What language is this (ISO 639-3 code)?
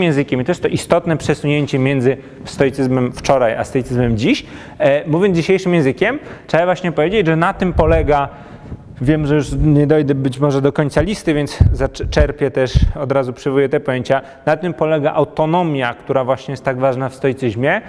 pol